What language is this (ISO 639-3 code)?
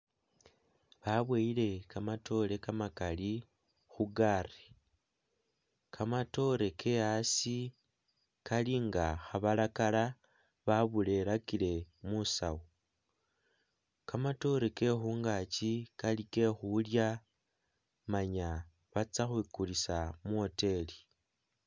myx